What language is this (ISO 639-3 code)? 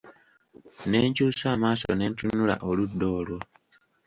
lug